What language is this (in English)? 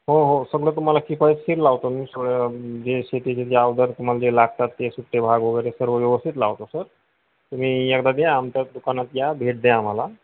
Marathi